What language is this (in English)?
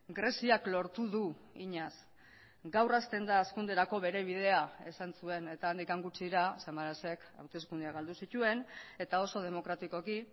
Basque